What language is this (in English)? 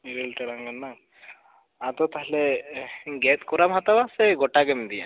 Santali